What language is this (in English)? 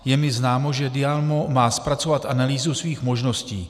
Czech